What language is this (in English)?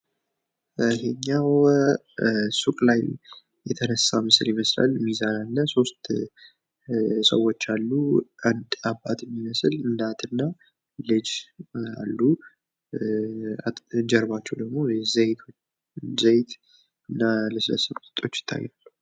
Amharic